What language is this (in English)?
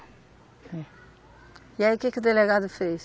Portuguese